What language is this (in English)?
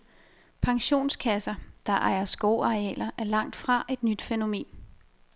Danish